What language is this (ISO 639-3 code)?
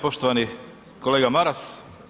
hrv